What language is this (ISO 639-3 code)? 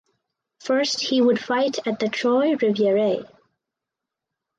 eng